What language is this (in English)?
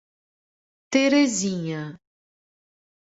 Portuguese